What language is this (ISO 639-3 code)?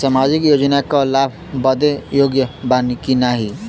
bho